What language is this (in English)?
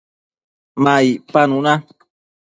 Matsés